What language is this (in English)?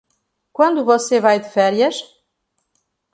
Portuguese